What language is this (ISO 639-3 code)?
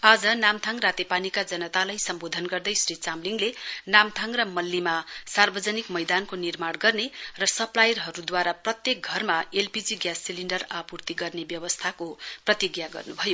nep